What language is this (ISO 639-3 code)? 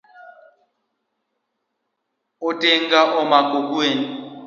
luo